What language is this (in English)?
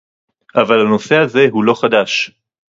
Hebrew